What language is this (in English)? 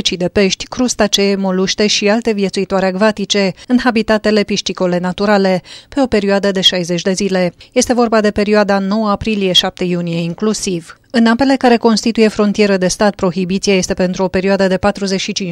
Romanian